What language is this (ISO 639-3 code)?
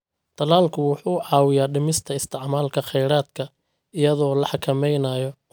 som